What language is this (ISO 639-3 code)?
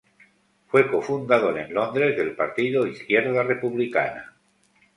spa